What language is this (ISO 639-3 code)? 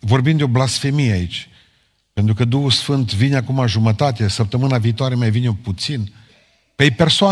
ron